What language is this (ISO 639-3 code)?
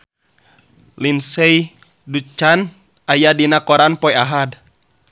sun